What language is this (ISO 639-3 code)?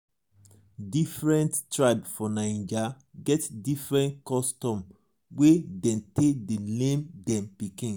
pcm